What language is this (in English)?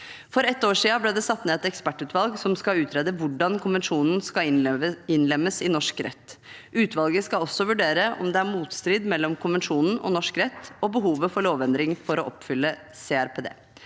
Norwegian